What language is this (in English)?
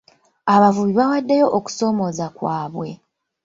Ganda